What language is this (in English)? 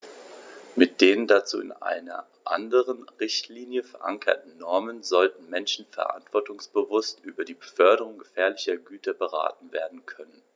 German